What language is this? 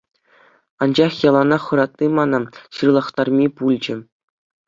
Chuvash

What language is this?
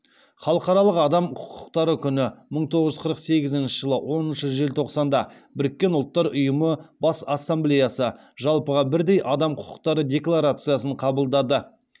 Kazakh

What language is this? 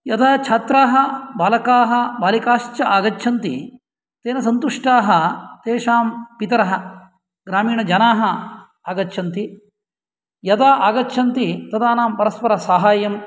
Sanskrit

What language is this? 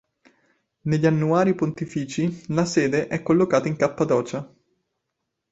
Italian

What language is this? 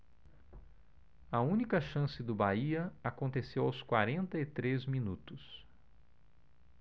Portuguese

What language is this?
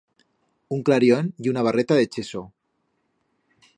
Aragonese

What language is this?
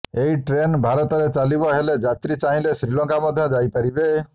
Odia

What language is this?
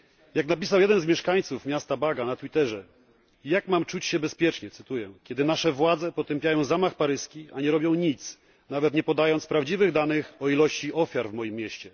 Polish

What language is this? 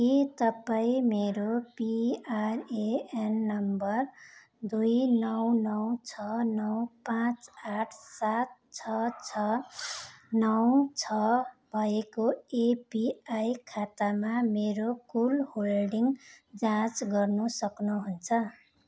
Nepali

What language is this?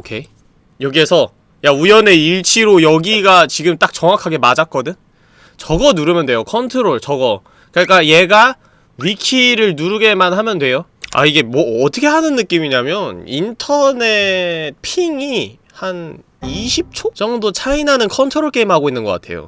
Korean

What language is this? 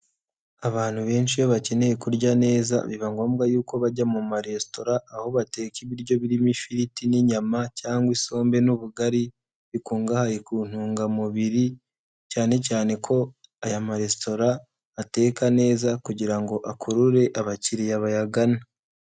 Kinyarwanda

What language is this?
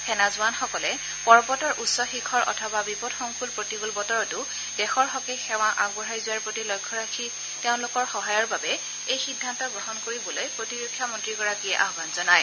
Assamese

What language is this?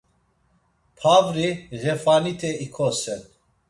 Laz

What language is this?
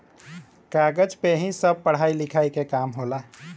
Bhojpuri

